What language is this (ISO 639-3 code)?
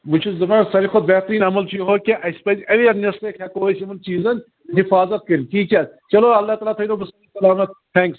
kas